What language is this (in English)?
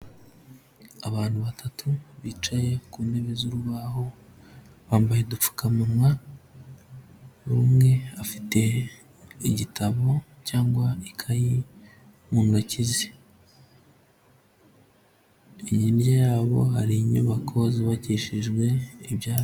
Kinyarwanda